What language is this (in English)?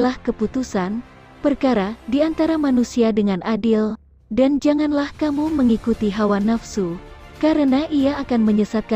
Indonesian